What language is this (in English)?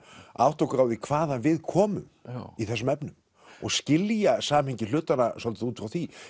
Icelandic